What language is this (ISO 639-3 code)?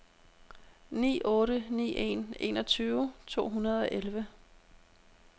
dan